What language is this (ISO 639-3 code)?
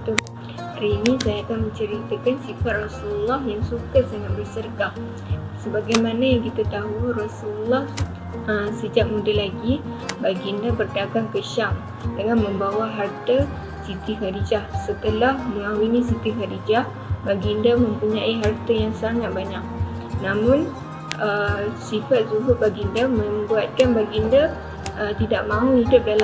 msa